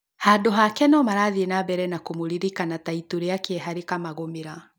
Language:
Kikuyu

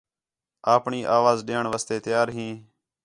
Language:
Khetrani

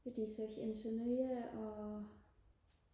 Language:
Danish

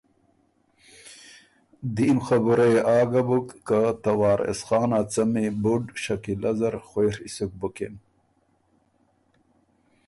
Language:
Ormuri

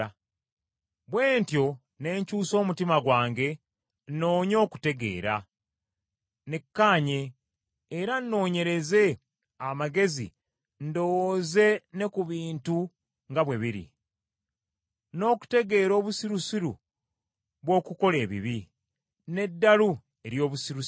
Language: Ganda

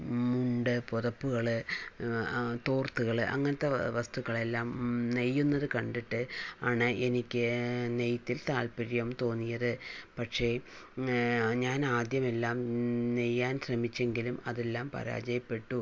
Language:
Malayalam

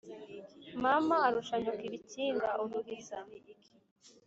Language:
Kinyarwanda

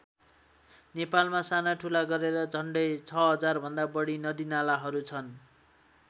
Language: Nepali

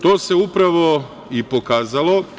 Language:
Serbian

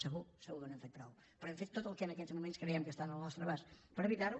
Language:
Catalan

